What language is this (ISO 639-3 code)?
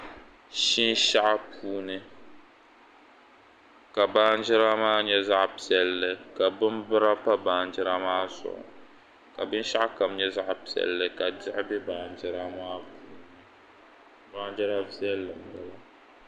dag